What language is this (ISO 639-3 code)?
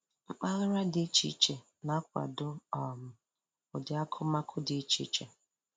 ibo